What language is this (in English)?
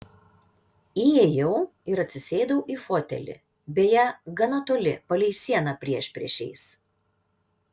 Lithuanian